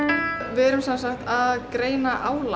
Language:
Icelandic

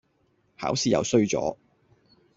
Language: Cantonese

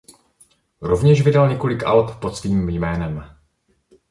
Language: Czech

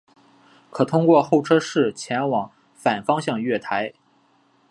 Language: Chinese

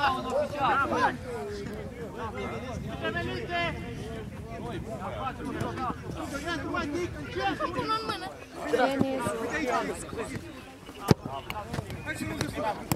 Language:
Romanian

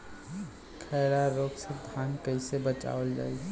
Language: Bhojpuri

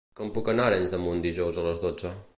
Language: Catalan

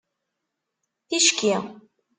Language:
Kabyle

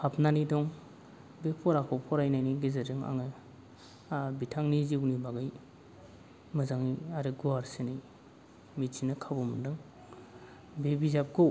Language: Bodo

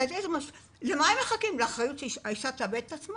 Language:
Hebrew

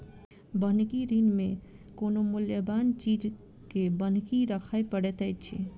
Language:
Maithili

